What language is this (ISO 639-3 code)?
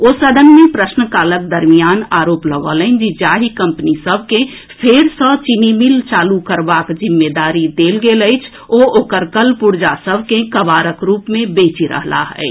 mai